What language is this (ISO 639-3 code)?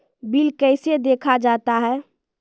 mai